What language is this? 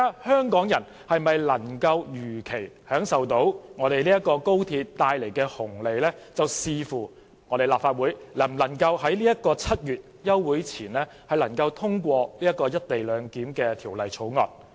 Cantonese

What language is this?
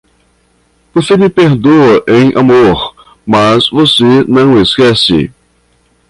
Portuguese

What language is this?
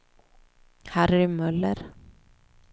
Swedish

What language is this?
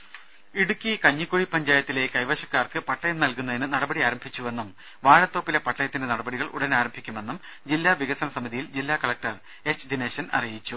Malayalam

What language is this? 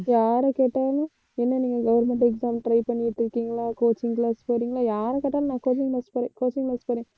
Tamil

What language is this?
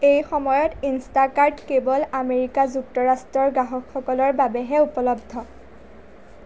Assamese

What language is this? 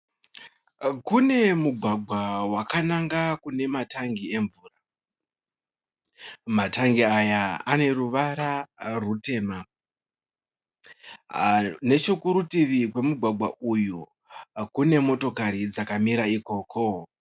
Shona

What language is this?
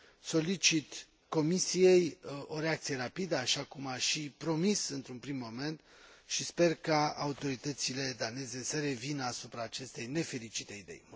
Romanian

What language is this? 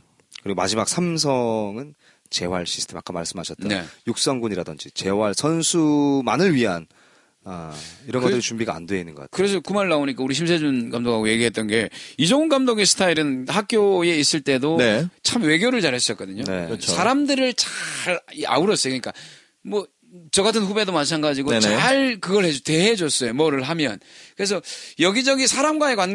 Korean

